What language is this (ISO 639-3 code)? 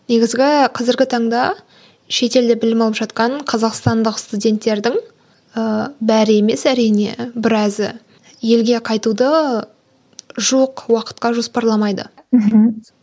kaz